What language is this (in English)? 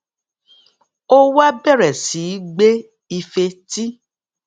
Yoruba